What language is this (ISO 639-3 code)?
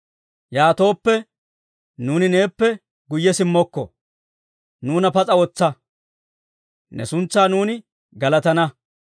dwr